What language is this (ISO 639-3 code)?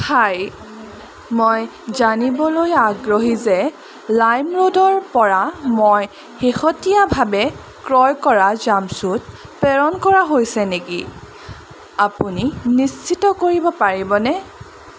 asm